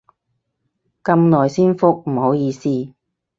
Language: Cantonese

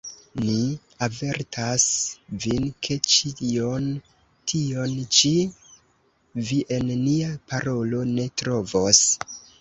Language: Esperanto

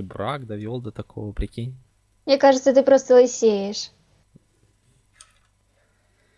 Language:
Russian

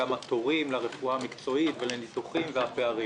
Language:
Hebrew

